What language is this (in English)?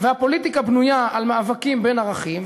Hebrew